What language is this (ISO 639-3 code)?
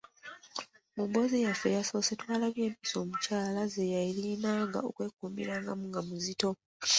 lug